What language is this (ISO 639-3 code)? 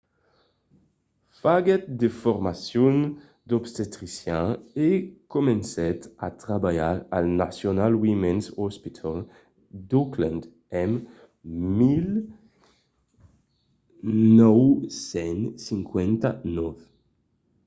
oci